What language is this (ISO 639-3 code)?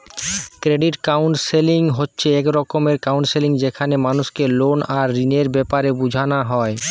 ben